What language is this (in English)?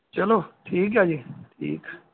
Punjabi